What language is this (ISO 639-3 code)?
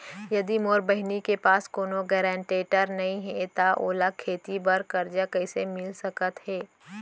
hne